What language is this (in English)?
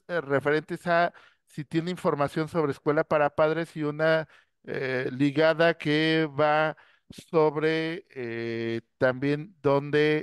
Spanish